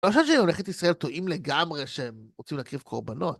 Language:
Hebrew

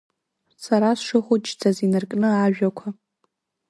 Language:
Abkhazian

